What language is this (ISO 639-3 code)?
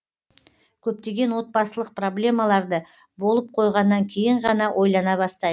kaz